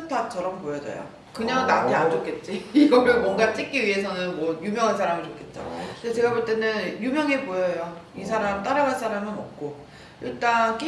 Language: Korean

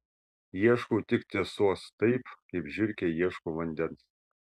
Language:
Lithuanian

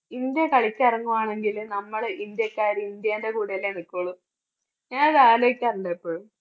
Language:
Malayalam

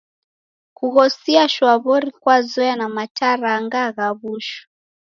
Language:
Taita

